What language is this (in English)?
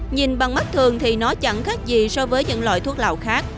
Vietnamese